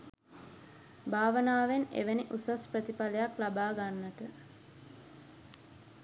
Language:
Sinhala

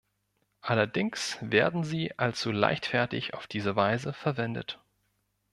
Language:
German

